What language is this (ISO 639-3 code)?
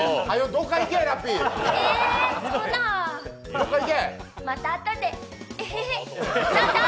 jpn